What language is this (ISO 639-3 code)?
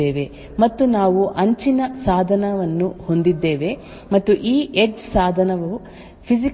kan